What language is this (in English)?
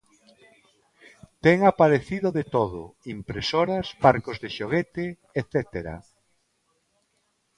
Galician